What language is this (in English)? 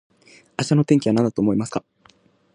Japanese